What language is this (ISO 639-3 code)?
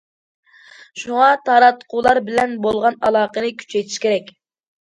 uig